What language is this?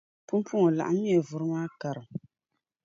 Dagbani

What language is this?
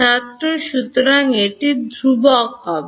Bangla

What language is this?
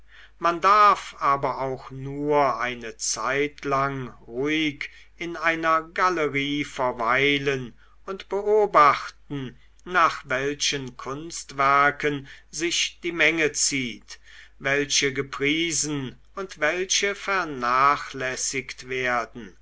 German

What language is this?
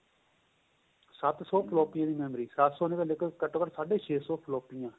Punjabi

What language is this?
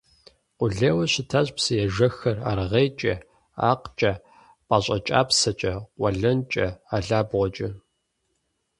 Kabardian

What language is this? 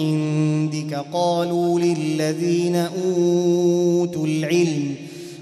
Arabic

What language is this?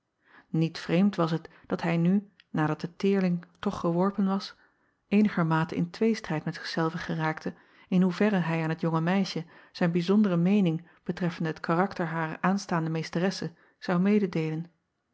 Dutch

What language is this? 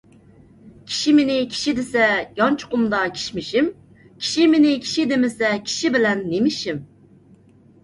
Uyghur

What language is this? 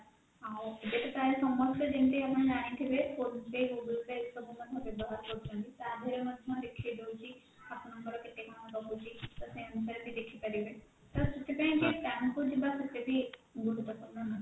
Odia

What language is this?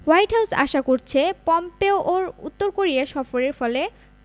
Bangla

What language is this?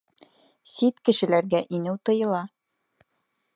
Bashkir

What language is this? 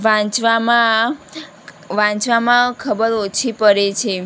Gujarati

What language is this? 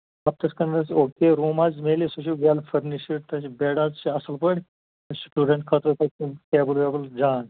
Kashmiri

